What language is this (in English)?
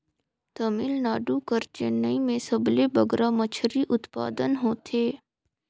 Chhattisgarhi